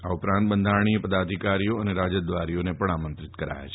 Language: Gujarati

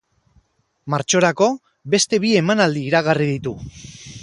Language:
Basque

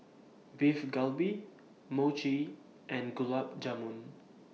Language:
English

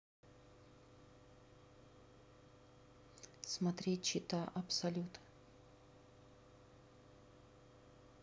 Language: Russian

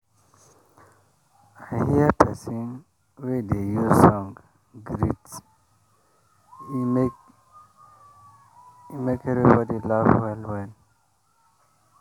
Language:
Nigerian Pidgin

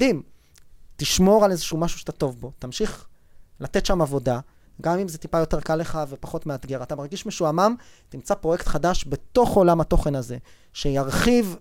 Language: Hebrew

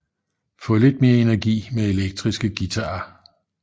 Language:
Danish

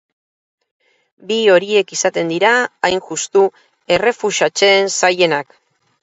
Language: Basque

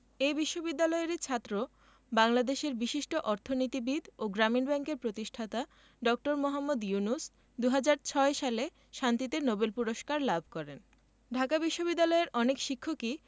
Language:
Bangla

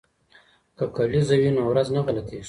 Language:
Pashto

